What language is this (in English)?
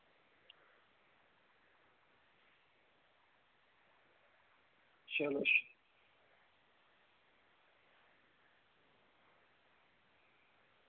Dogri